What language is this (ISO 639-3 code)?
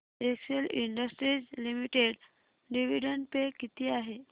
mar